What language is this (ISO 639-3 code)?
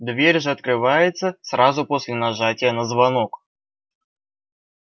rus